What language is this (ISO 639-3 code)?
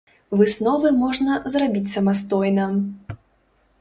bel